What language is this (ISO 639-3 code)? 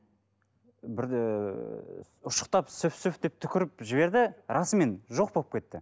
kaz